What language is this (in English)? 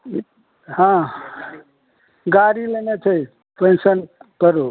Maithili